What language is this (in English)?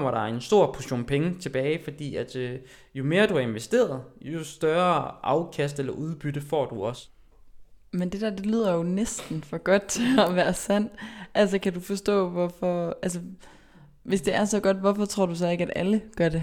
Danish